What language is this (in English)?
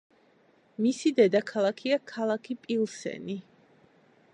Georgian